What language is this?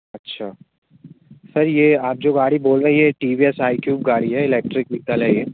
Hindi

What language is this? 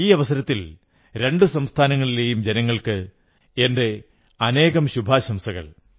Malayalam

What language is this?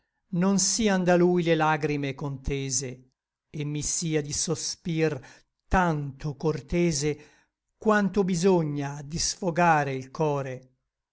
Italian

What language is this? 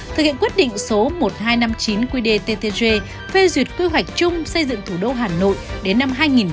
Vietnamese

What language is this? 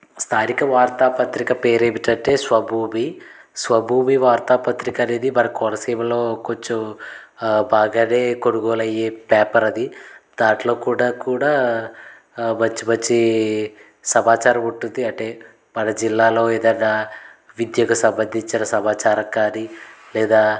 Telugu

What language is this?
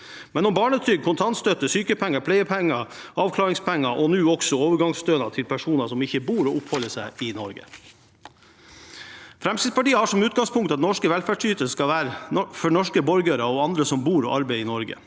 Norwegian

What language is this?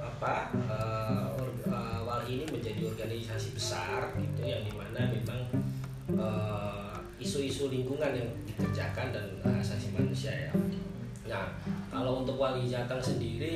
Indonesian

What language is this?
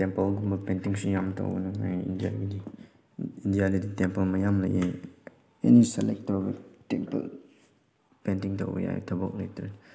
Manipuri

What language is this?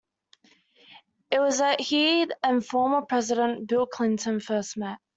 English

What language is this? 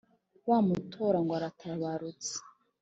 Kinyarwanda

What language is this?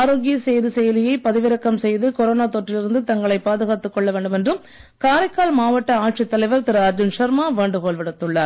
Tamil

